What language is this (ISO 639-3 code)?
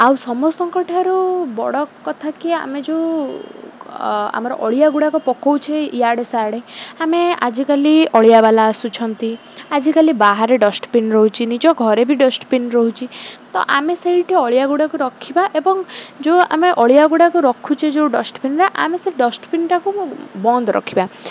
ori